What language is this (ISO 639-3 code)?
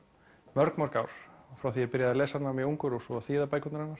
isl